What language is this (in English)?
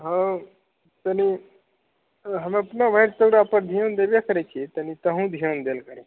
Maithili